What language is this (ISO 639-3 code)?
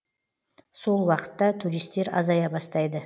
kaz